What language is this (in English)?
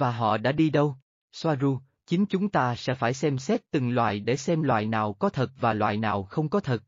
Vietnamese